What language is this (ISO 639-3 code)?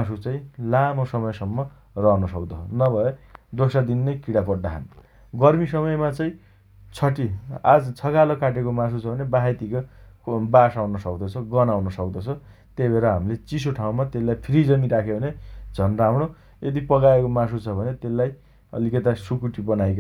dty